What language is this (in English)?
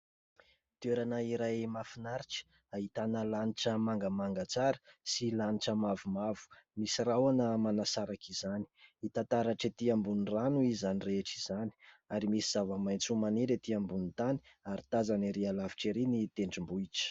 Malagasy